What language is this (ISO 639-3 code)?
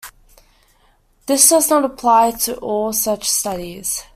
eng